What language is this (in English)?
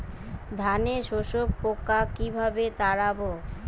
Bangla